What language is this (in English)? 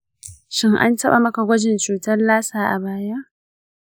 Hausa